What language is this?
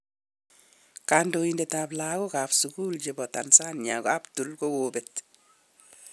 Kalenjin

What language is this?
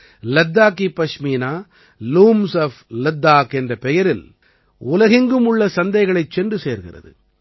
Tamil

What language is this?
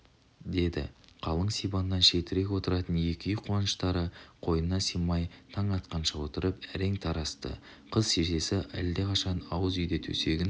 Kazakh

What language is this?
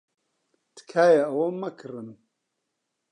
Central Kurdish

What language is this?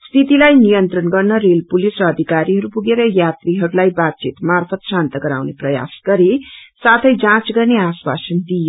Nepali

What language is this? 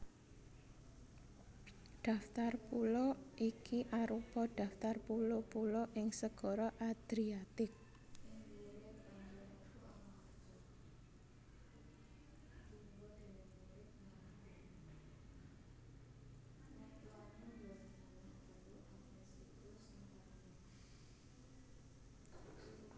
Javanese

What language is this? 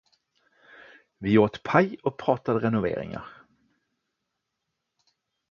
Swedish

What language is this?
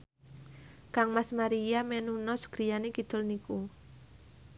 Javanese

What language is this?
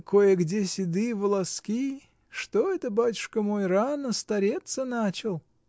Russian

